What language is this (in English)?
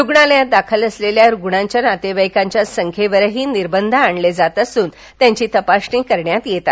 Marathi